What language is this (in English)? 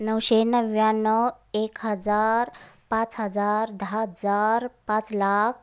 Marathi